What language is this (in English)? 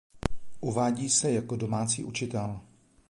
Czech